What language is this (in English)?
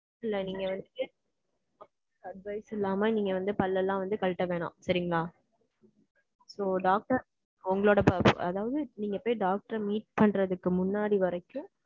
Tamil